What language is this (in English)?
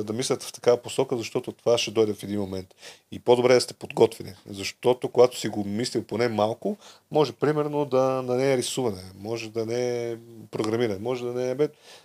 Bulgarian